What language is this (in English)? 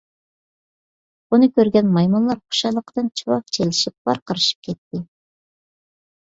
Uyghur